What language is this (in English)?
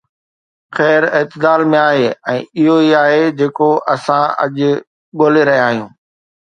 Sindhi